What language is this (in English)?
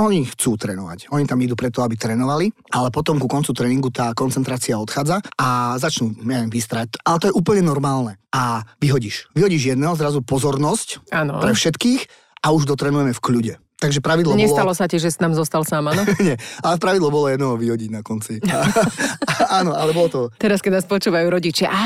Slovak